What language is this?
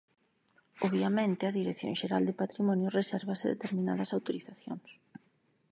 Galician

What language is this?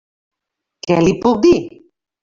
Catalan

